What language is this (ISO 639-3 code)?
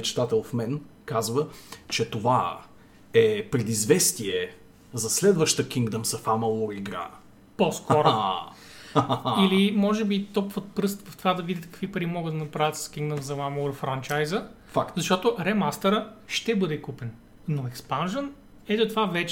bul